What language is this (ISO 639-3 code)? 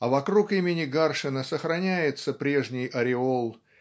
rus